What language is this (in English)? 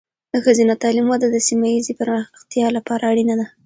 Pashto